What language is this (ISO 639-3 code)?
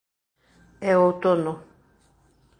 glg